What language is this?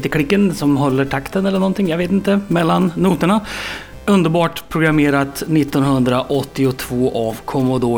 Swedish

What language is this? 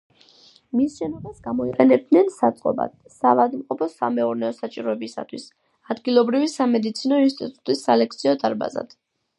Georgian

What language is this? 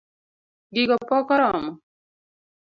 Luo (Kenya and Tanzania)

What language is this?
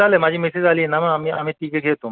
Marathi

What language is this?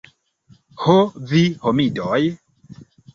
Esperanto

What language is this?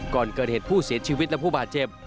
Thai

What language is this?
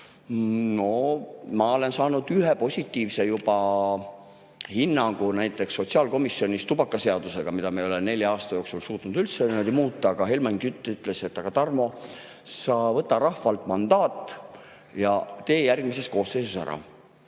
Estonian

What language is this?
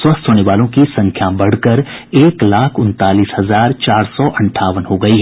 Hindi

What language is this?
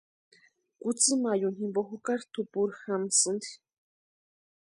Western Highland Purepecha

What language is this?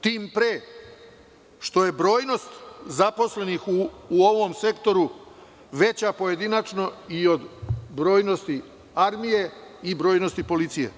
Serbian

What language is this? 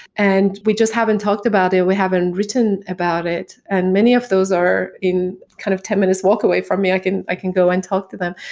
English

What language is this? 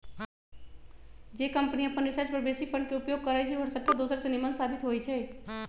Magahi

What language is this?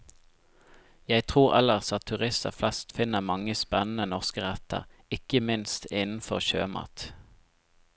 Norwegian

